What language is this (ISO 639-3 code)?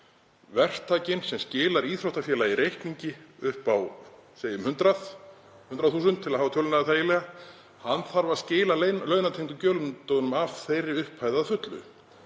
isl